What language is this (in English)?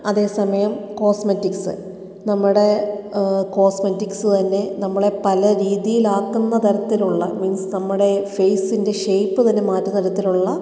Malayalam